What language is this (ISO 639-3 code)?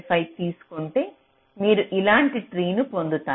tel